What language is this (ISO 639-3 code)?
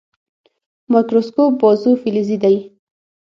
pus